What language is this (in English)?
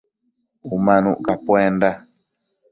Matsés